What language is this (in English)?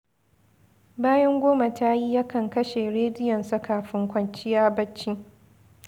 Hausa